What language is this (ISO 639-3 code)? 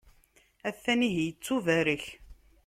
kab